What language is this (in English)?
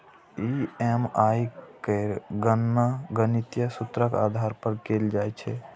Maithili